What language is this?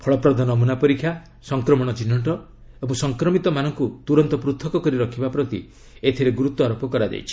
Odia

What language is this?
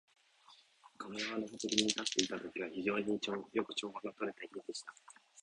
Japanese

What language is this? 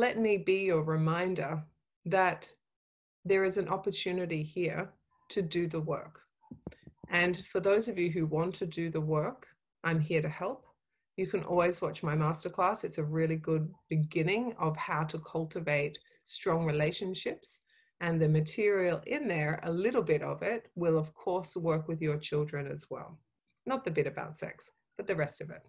English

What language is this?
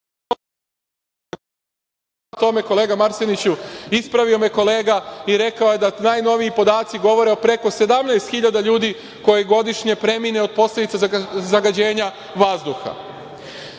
Serbian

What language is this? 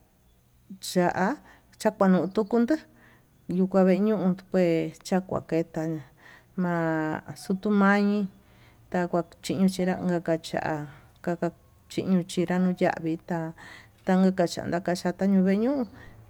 Tututepec Mixtec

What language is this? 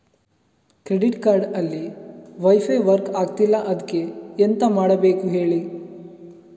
Kannada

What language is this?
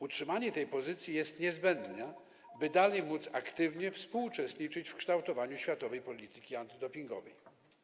Polish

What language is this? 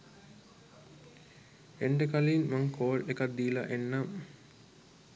Sinhala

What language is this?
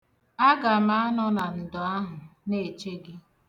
Igbo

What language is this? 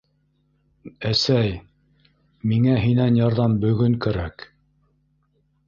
Bashkir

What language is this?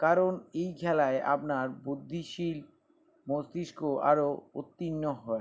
Bangla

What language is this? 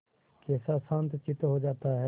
Hindi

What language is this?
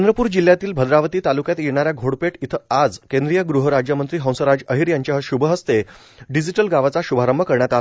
Marathi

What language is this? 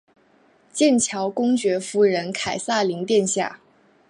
Chinese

